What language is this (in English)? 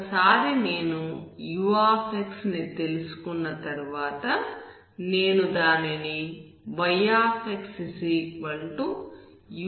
Telugu